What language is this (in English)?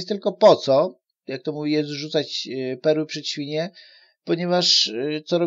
Polish